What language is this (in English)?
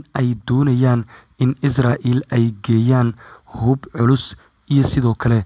Arabic